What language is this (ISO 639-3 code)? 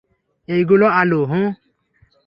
ben